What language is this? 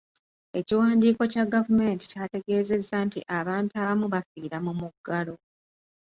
Ganda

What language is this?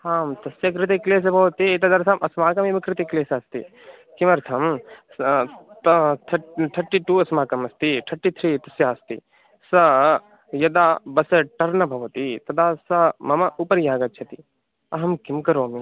Sanskrit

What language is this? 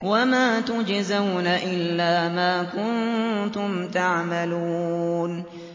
Arabic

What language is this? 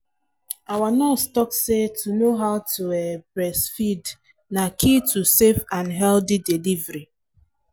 Nigerian Pidgin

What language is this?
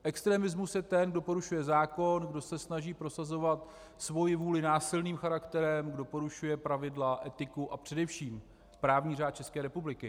Czech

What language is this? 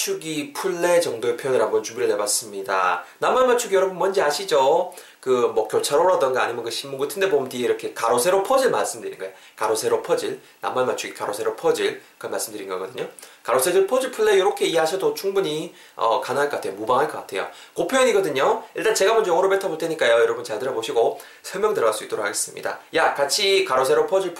Korean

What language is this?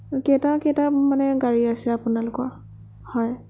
Assamese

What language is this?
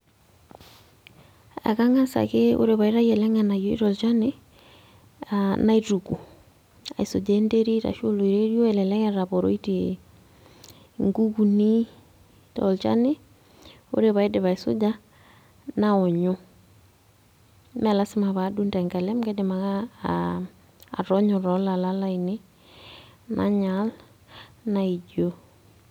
Masai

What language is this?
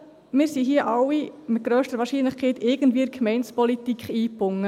Swiss German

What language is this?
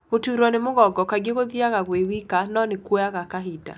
Kikuyu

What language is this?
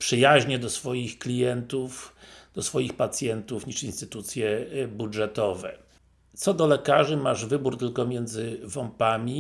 Polish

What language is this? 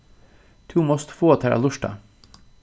Faroese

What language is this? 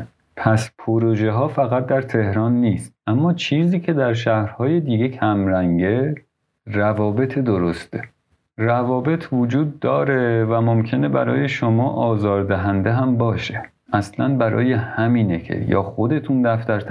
Persian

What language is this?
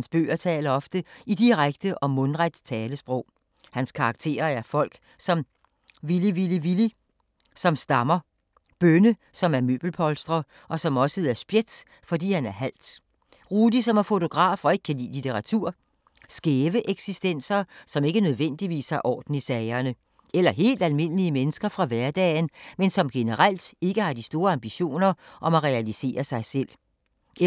Danish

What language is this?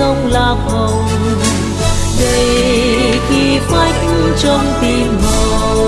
Vietnamese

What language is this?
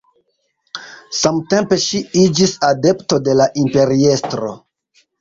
Esperanto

